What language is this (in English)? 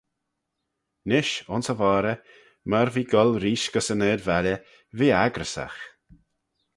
Manx